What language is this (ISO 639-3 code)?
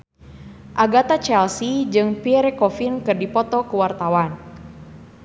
sun